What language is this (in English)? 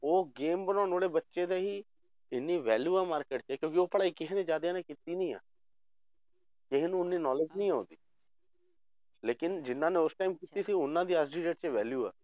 Punjabi